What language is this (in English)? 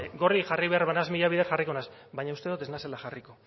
Basque